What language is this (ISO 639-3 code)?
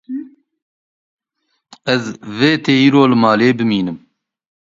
kur